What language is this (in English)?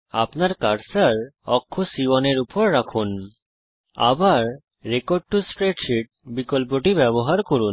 Bangla